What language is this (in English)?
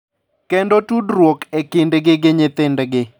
Luo (Kenya and Tanzania)